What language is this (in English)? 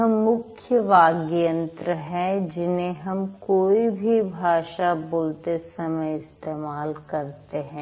Hindi